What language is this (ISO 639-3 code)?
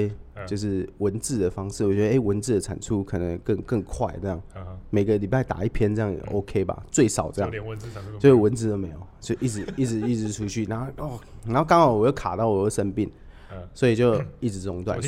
zho